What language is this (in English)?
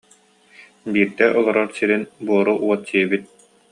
Yakut